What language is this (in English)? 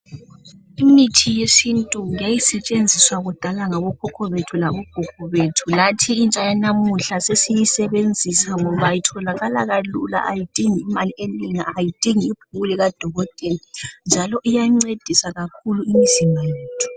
North Ndebele